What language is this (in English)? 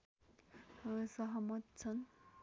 Nepali